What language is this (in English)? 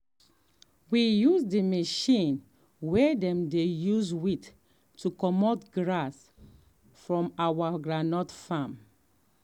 Nigerian Pidgin